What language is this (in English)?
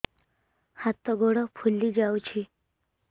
Odia